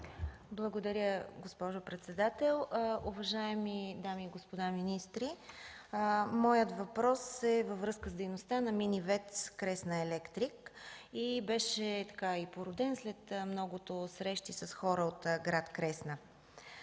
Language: Bulgarian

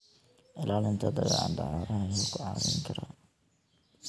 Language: Somali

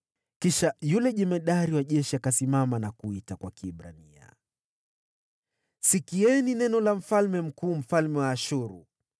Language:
Swahili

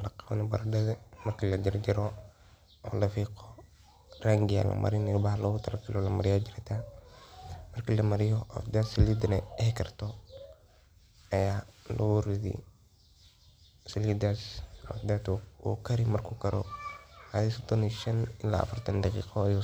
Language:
Somali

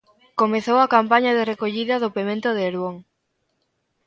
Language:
Galician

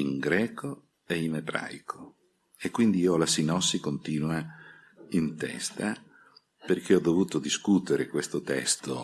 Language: Italian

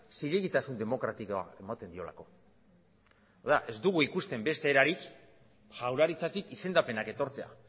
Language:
Basque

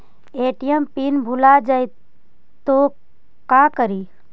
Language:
Magahi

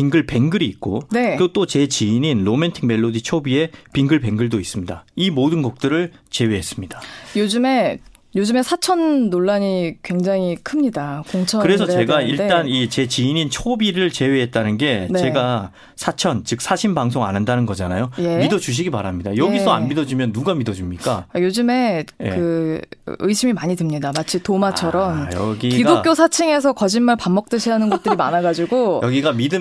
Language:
Korean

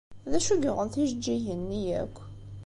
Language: Kabyle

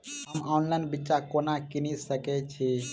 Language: Maithili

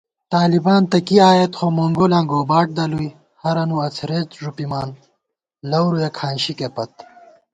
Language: Gawar-Bati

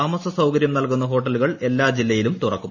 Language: Malayalam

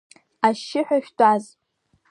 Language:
Abkhazian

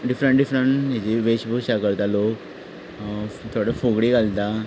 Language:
Konkani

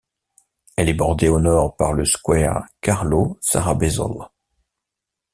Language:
French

